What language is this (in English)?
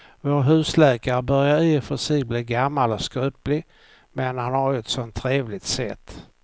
Swedish